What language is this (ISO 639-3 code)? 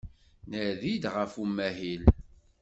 kab